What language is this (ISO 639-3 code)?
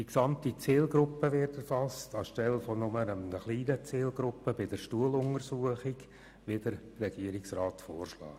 gsw